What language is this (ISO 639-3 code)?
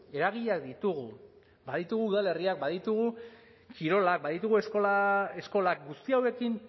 eus